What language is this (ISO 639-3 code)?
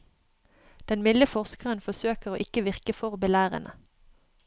nor